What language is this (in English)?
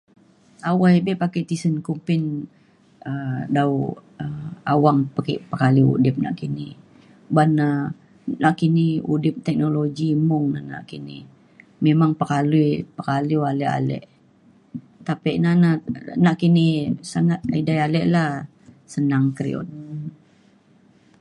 Mainstream Kenyah